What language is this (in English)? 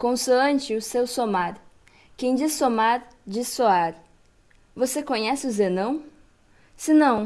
Portuguese